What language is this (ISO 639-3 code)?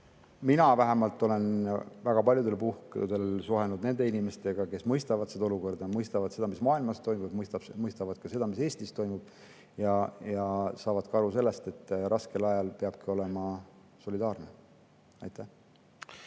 est